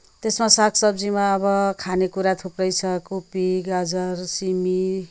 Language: Nepali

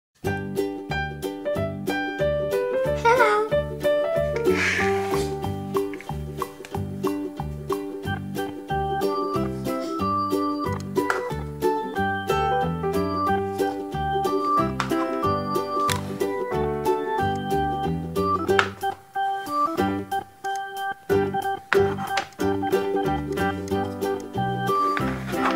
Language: Korean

